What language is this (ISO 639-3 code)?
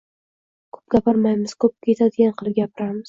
uzb